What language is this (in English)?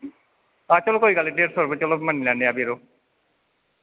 Dogri